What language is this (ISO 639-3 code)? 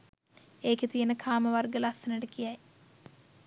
sin